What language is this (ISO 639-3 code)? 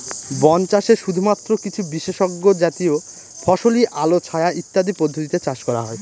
ben